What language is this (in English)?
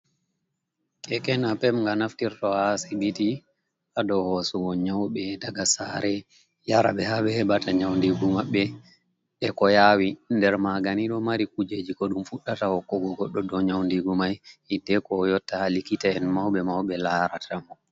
Fula